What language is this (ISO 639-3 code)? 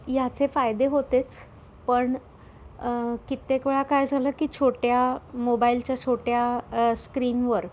mar